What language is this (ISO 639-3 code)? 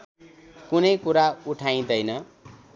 nep